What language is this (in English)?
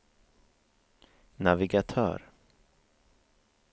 Swedish